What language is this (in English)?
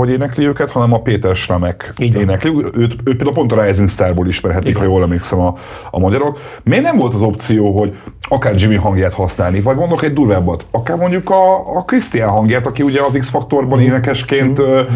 Hungarian